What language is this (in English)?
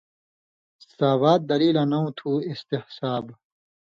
Indus Kohistani